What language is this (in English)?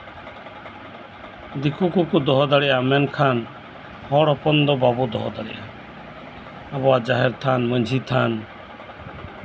Santali